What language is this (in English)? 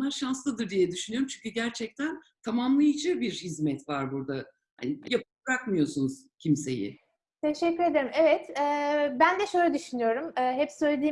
Turkish